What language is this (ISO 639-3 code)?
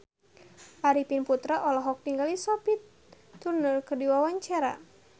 sun